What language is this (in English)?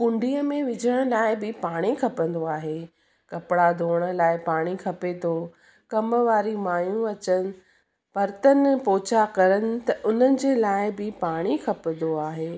Sindhi